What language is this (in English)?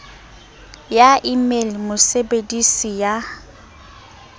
Southern Sotho